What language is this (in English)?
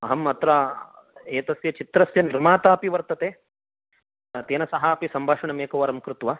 Sanskrit